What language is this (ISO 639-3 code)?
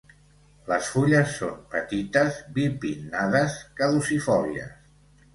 cat